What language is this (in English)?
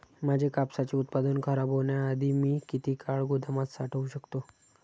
Marathi